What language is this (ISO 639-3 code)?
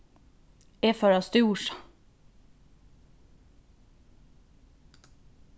fao